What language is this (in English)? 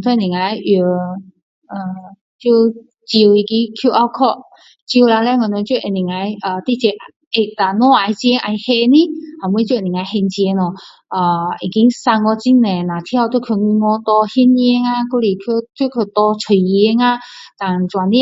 Min Dong Chinese